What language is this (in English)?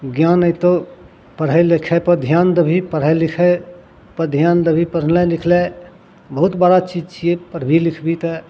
Maithili